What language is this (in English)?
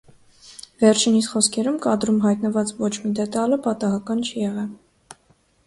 Armenian